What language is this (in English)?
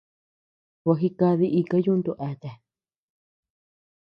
Tepeuxila Cuicatec